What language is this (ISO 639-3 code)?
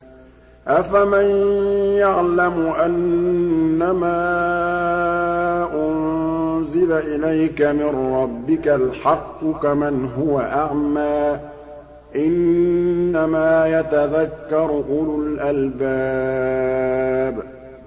ara